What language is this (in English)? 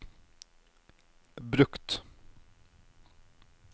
Norwegian